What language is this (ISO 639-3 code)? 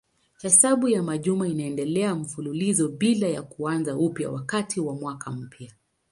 swa